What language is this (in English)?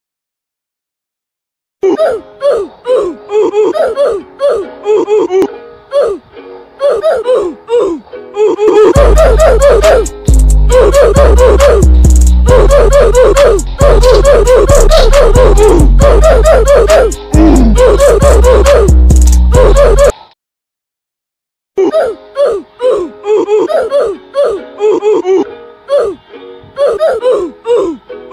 English